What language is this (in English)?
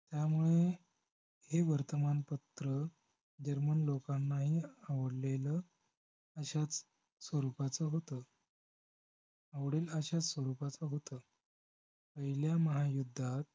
Marathi